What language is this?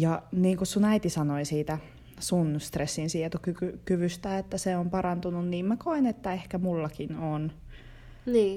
Finnish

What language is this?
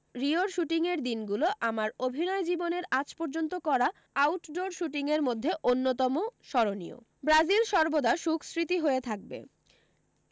Bangla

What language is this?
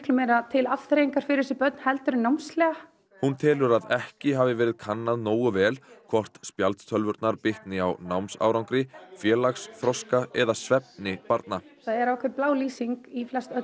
Icelandic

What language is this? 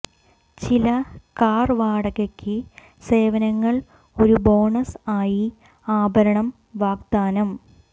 Malayalam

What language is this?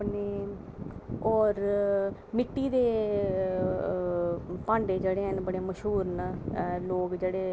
Dogri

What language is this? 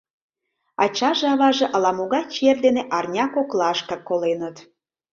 Mari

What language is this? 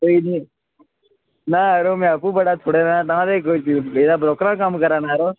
Dogri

